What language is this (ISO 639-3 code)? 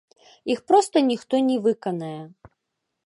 bel